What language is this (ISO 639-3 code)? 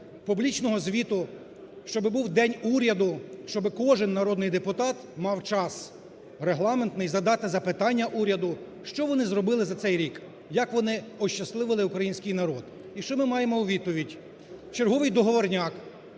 ukr